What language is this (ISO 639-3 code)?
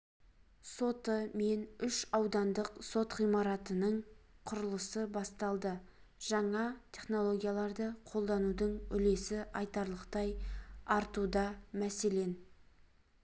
kaz